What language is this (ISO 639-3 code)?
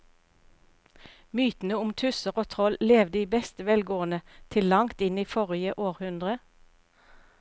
nor